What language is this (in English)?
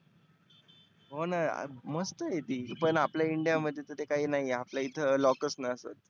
Marathi